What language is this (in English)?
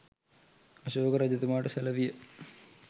Sinhala